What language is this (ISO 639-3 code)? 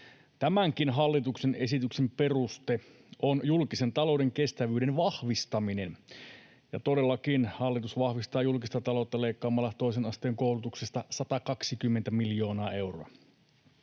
fin